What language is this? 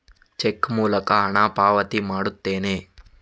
Kannada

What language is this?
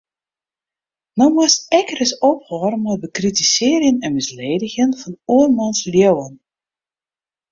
Western Frisian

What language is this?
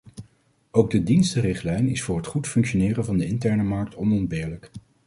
Dutch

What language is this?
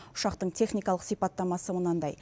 Kazakh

